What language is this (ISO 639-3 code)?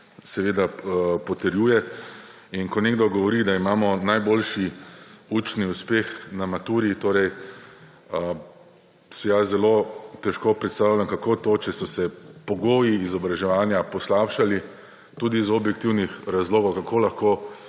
slv